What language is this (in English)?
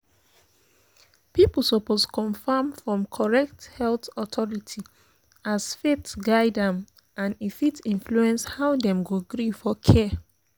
Nigerian Pidgin